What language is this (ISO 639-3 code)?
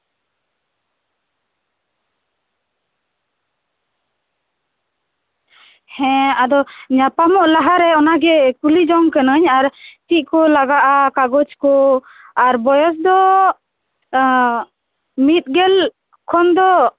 sat